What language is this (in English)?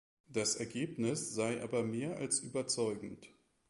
German